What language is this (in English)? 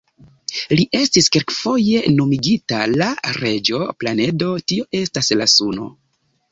Esperanto